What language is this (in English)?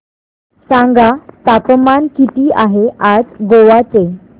Marathi